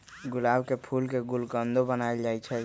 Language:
Magahi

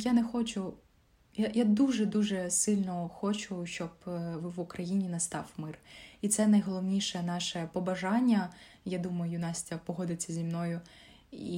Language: Ukrainian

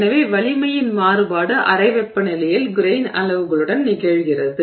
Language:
Tamil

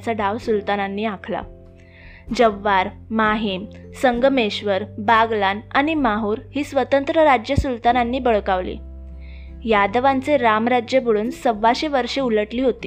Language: Marathi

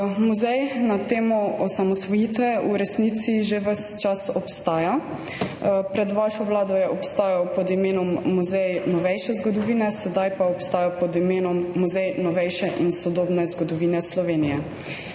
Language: Slovenian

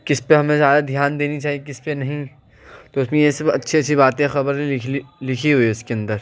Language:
Urdu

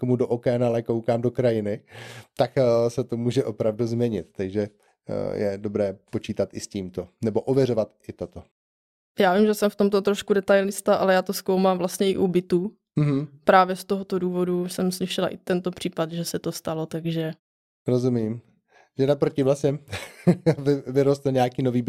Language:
Czech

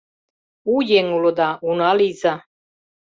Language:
Mari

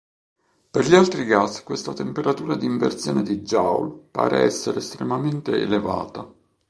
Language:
Italian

